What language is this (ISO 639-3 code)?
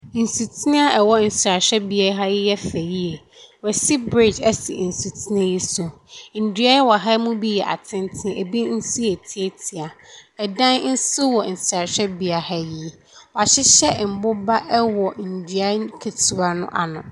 aka